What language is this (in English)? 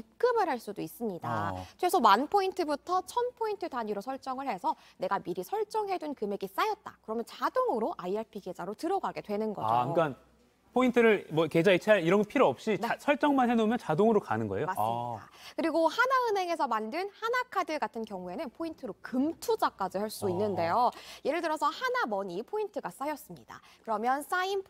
Korean